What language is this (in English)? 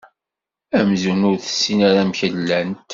Kabyle